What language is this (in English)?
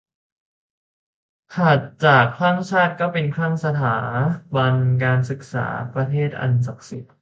Thai